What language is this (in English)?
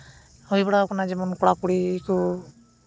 Santali